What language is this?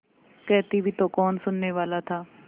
Hindi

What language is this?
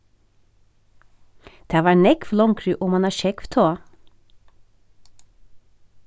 Faroese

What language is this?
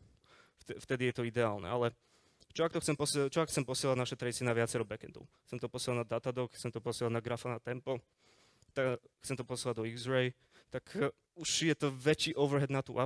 Slovak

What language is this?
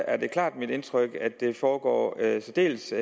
Danish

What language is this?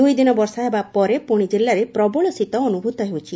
Odia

